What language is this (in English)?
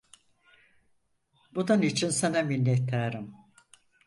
Turkish